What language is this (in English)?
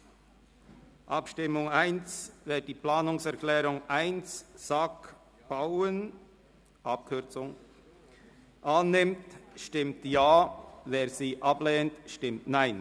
Swiss German